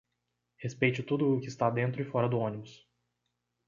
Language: Portuguese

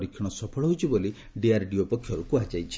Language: Odia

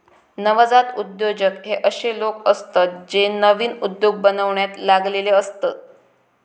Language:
Marathi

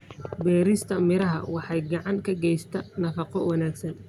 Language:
Somali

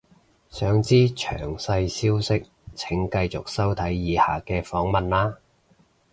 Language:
Cantonese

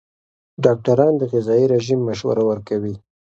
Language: Pashto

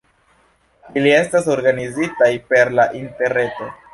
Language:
Esperanto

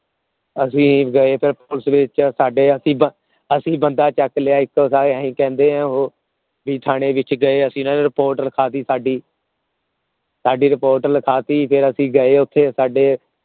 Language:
Punjabi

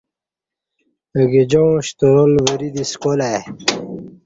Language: Kati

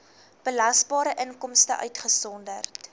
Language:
Afrikaans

